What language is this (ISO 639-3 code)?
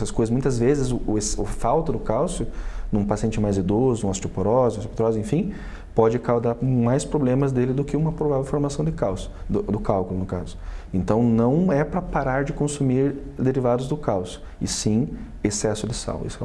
por